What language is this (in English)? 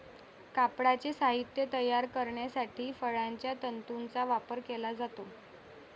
Marathi